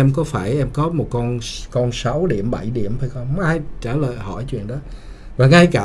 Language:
Vietnamese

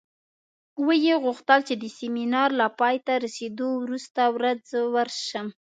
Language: Pashto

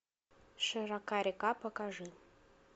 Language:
Russian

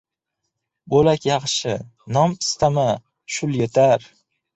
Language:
Uzbek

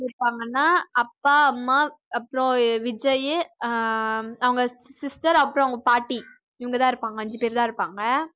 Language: Tamil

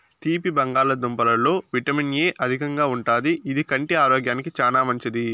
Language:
Telugu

